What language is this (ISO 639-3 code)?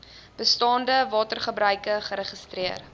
afr